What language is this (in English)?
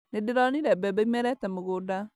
Kikuyu